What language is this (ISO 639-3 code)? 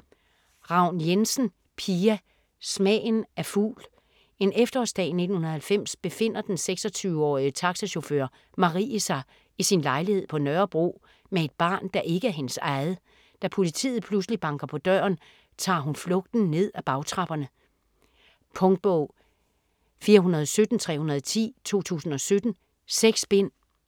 dan